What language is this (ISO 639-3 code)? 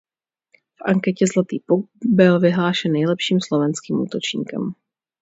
ces